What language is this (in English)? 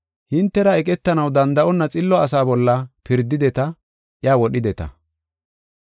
Gofa